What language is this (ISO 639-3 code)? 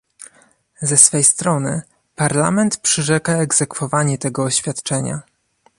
pol